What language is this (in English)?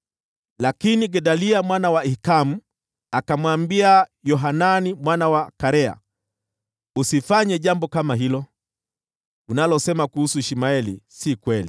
Swahili